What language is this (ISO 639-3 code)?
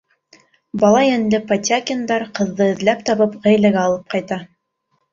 bak